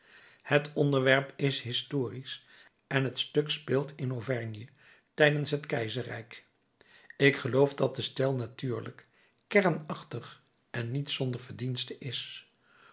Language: Dutch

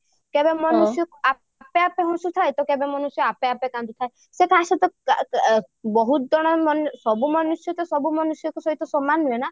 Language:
Odia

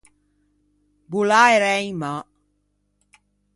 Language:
Ligurian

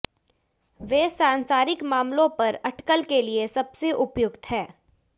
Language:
Hindi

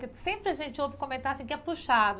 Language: Portuguese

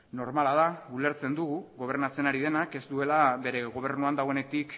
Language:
Basque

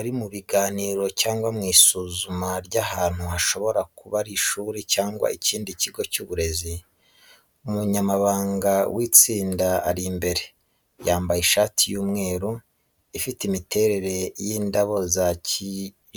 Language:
Kinyarwanda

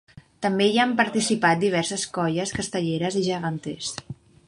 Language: Catalan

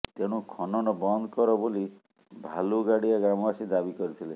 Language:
Odia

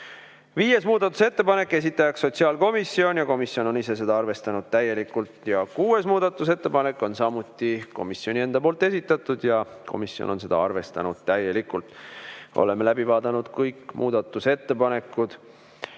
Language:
Estonian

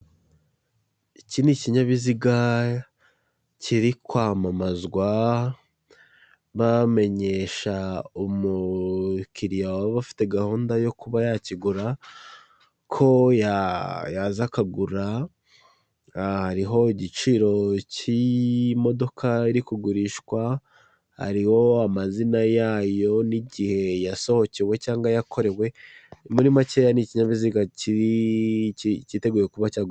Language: Kinyarwanda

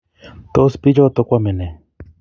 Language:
Kalenjin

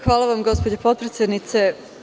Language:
Serbian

